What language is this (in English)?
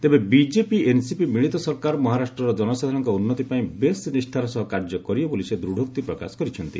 Odia